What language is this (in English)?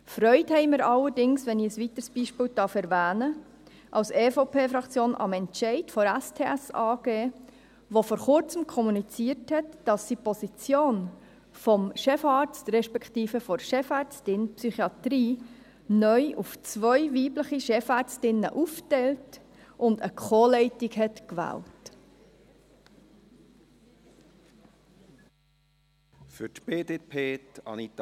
Swiss German